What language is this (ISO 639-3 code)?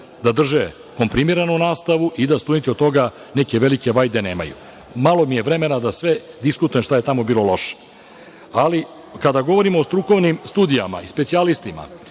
srp